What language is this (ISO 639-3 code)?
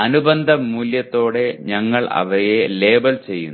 mal